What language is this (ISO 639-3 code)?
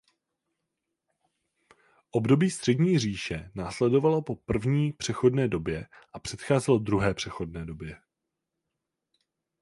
ces